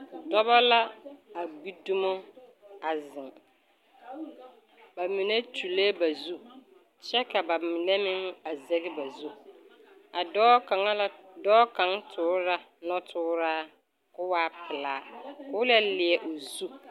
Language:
Southern Dagaare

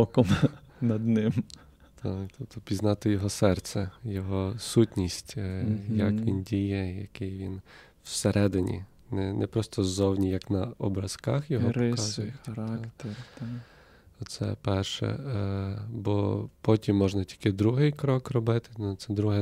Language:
Ukrainian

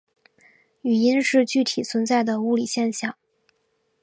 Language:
Chinese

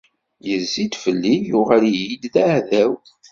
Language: Kabyle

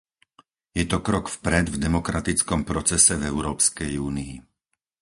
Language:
Slovak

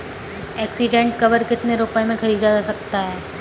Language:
Hindi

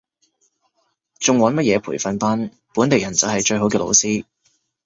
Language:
Cantonese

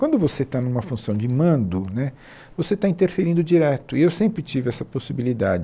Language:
Portuguese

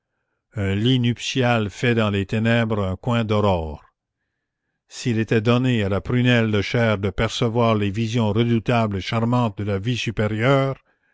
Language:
French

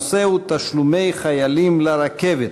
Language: Hebrew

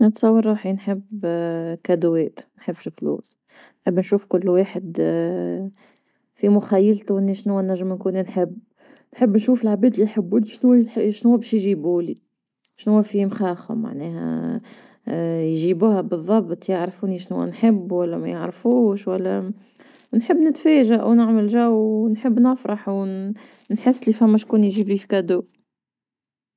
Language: Tunisian Arabic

